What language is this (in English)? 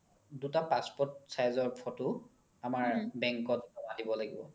Assamese